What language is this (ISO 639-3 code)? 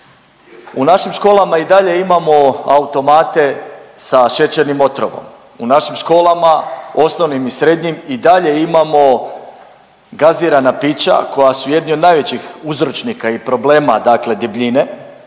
hrv